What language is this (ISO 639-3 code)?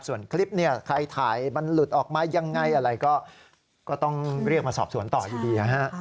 tha